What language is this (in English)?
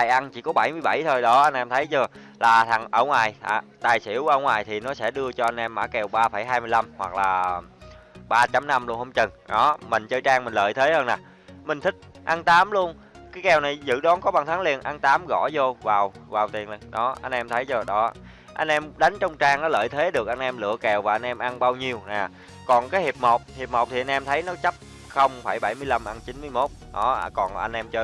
Vietnamese